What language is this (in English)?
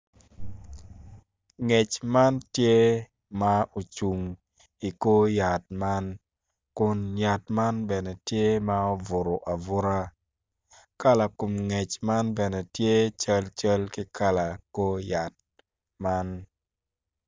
Acoli